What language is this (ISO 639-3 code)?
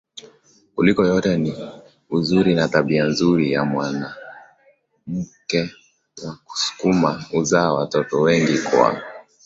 swa